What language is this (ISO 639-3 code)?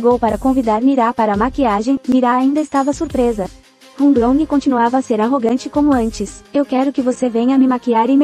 por